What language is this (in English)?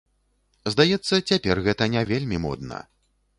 Belarusian